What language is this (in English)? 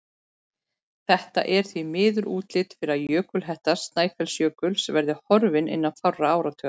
Icelandic